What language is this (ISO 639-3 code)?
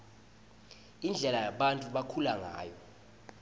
ssw